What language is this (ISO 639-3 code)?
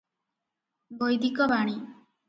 ori